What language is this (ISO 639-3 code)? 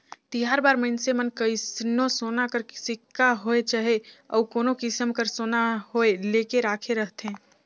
hne